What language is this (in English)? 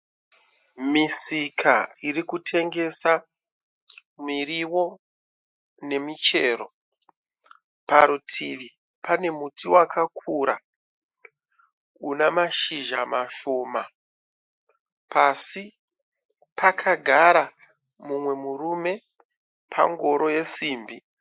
Shona